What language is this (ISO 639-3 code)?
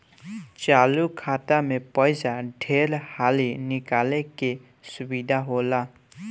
bho